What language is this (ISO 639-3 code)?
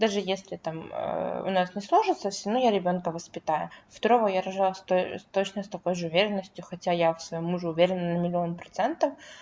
rus